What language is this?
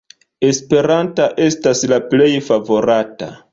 Esperanto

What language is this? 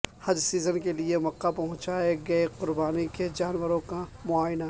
Urdu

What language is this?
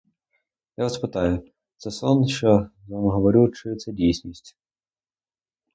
Ukrainian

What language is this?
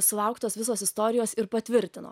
Lithuanian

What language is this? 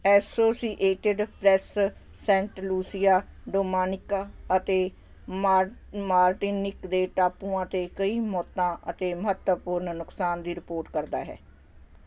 Punjabi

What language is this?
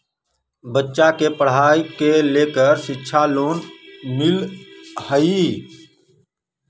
Magahi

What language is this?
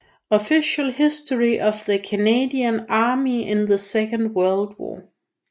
Danish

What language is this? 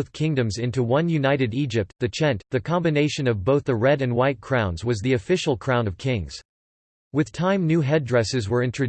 English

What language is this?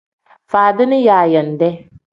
Tem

